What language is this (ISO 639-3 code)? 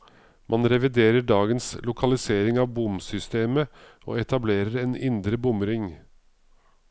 nor